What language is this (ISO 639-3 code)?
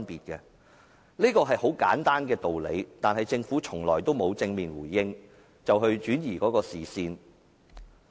yue